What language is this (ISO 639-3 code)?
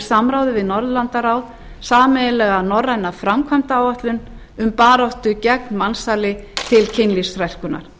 isl